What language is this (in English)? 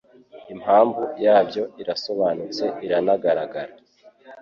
Kinyarwanda